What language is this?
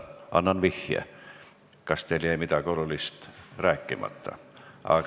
Estonian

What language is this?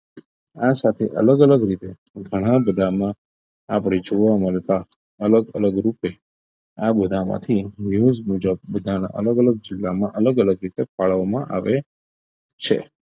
Gujarati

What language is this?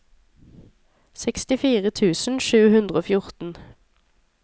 Norwegian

